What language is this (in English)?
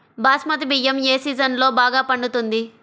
Telugu